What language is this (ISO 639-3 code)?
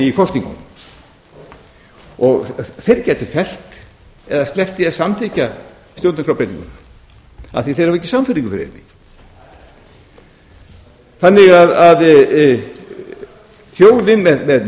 isl